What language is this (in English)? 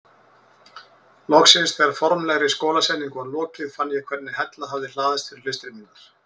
Icelandic